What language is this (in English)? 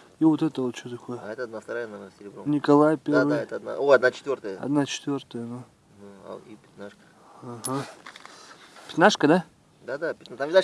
Russian